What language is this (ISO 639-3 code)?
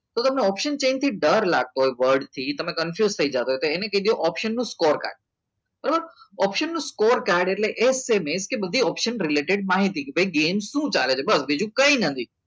guj